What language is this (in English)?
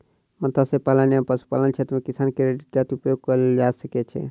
Maithili